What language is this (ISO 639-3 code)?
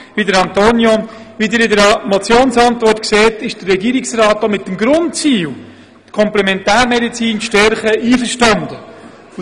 gsw